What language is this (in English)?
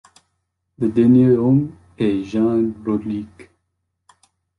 French